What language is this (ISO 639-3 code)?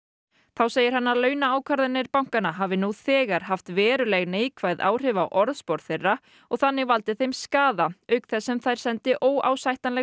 isl